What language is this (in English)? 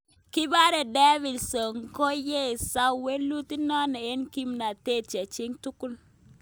Kalenjin